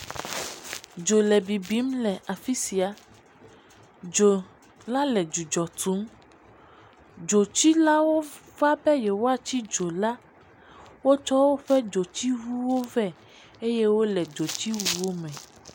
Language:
Ewe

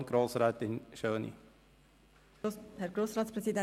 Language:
Swiss German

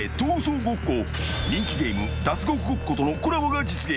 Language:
Japanese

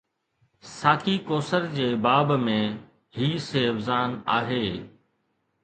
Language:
Sindhi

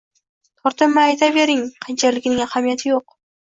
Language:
Uzbek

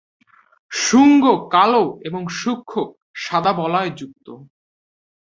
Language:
Bangla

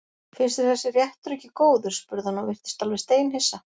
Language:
Icelandic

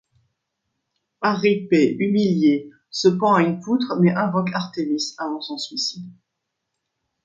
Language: French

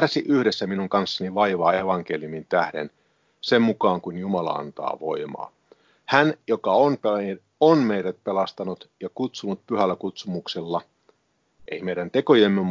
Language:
Finnish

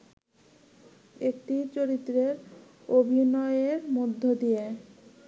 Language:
Bangla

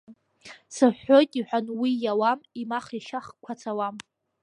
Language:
Abkhazian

